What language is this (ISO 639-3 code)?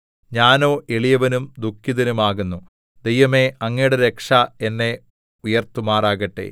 mal